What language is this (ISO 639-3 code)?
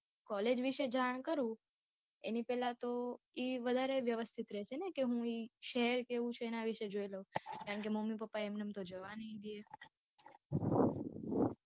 guj